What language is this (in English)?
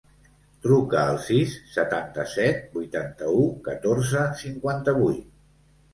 Catalan